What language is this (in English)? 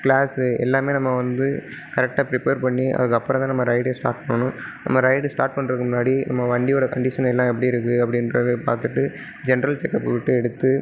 Tamil